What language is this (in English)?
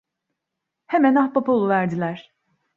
Turkish